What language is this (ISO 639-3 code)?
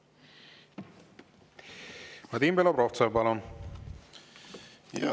est